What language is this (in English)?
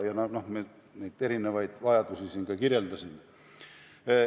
Estonian